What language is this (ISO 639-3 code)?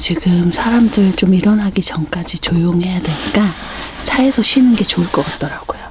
kor